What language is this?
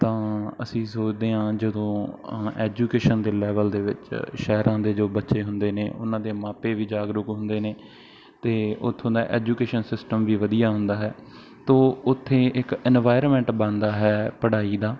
Punjabi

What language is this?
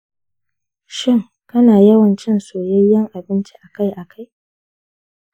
Hausa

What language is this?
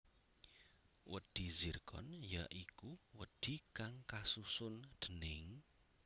Javanese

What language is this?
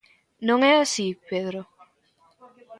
Galician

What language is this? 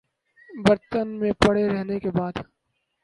Urdu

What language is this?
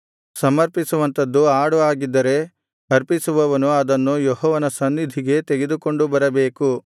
Kannada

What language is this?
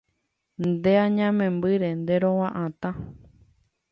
Guarani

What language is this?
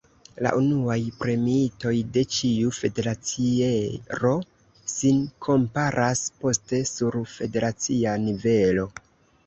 Esperanto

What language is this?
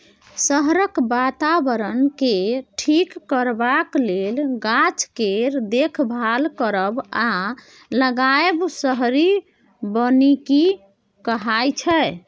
Maithili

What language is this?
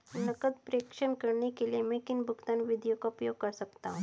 Hindi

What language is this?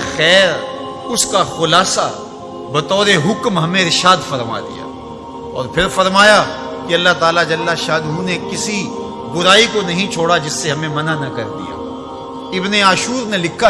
Hindi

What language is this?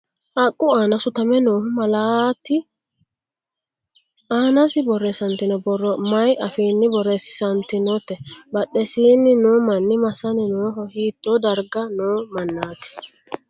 Sidamo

